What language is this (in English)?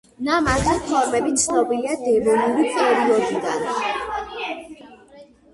Georgian